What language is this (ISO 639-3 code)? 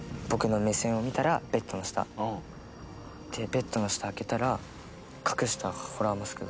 jpn